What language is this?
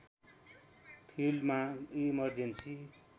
Nepali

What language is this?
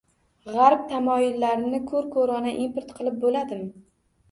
Uzbek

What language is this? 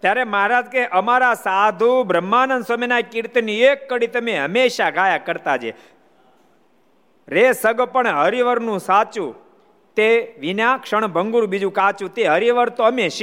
Gujarati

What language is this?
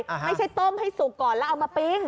Thai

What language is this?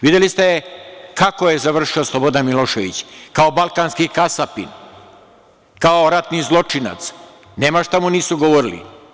Serbian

